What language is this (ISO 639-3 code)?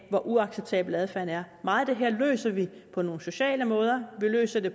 dan